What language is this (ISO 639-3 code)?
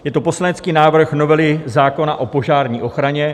ces